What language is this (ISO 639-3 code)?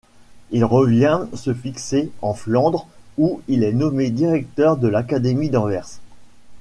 fra